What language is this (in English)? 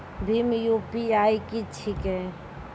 Maithili